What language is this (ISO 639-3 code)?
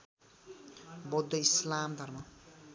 nep